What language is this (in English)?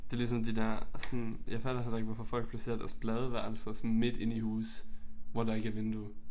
Danish